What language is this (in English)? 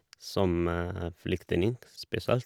Norwegian